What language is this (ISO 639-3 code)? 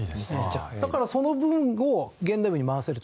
jpn